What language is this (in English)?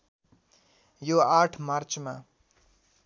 Nepali